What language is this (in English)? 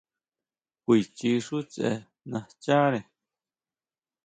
Huautla Mazatec